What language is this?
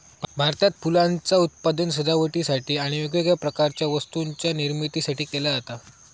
Marathi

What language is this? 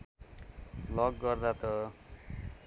Nepali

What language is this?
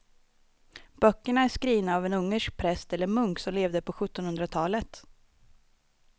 Swedish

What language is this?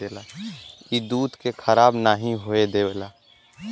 Bhojpuri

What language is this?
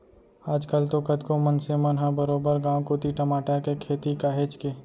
Chhattisgarhi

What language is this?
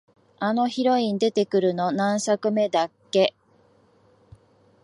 Japanese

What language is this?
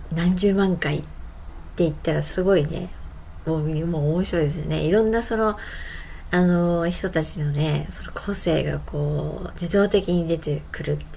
Japanese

